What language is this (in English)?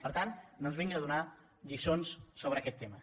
Catalan